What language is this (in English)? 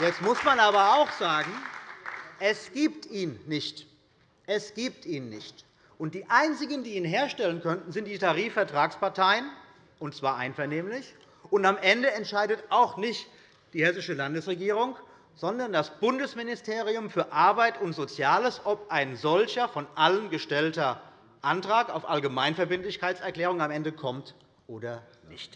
German